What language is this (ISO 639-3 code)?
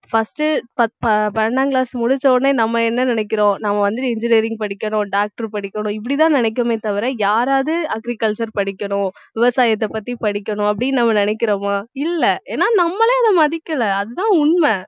tam